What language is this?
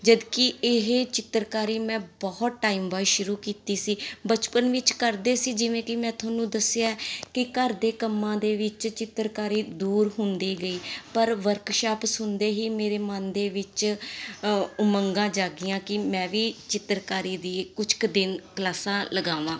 Punjabi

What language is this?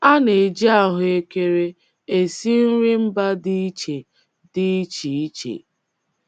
Igbo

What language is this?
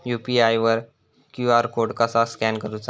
Marathi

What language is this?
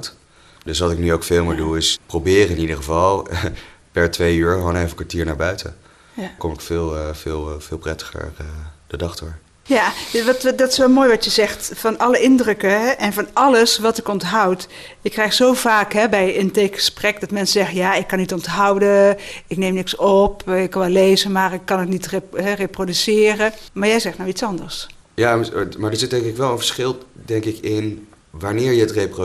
Dutch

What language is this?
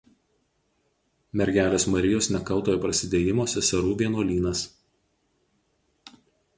Lithuanian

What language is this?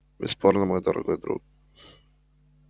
Russian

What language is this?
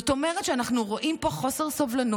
Hebrew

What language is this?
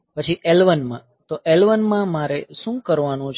Gujarati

